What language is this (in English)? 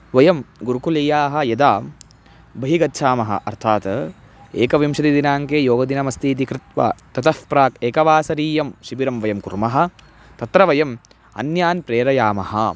Sanskrit